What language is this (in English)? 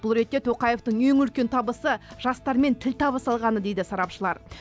Kazakh